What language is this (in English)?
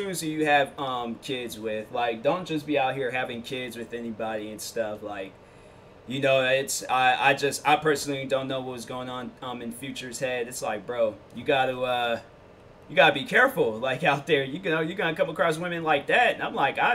English